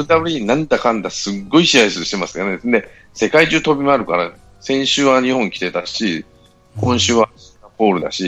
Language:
Japanese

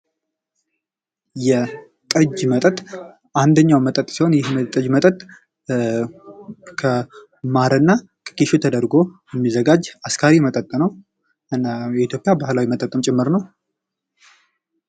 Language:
Amharic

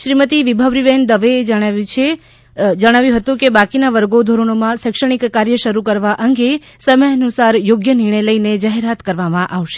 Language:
Gujarati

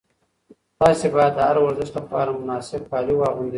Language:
Pashto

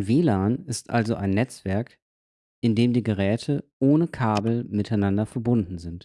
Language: German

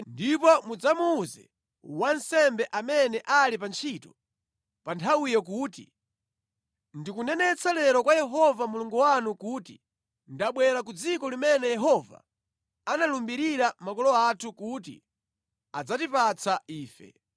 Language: Nyanja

